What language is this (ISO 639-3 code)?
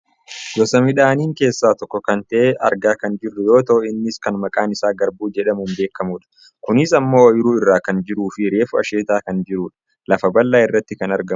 orm